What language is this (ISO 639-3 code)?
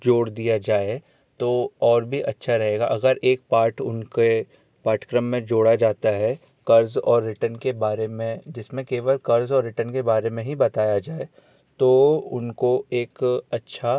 hin